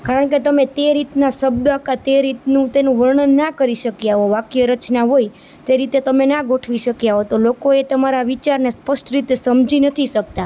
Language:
Gujarati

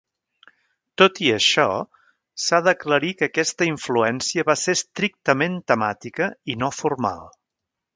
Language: Catalan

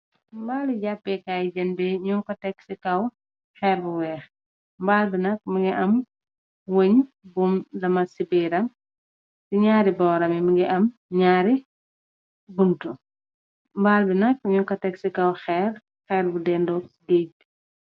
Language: Wolof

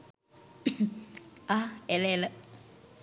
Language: Sinhala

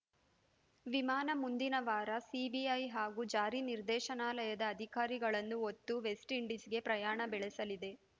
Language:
Kannada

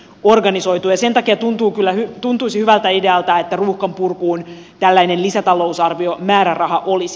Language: Finnish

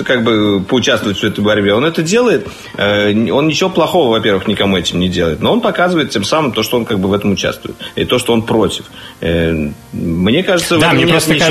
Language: Russian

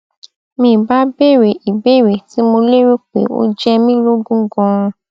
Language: Yoruba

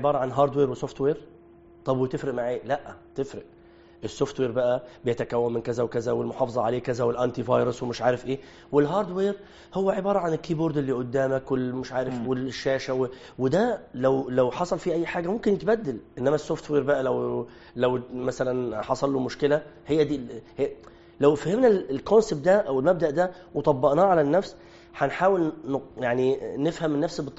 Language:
Arabic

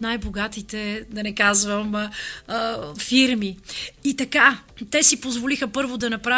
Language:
Bulgarian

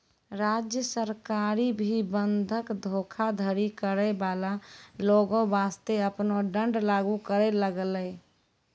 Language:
Maithili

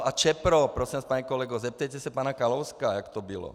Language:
Czech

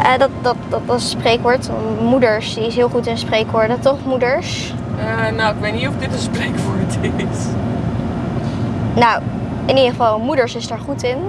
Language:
Dutch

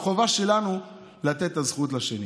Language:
Hebrew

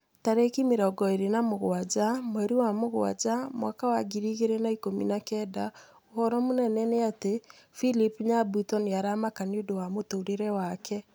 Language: Kikuyu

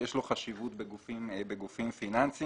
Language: Hebrew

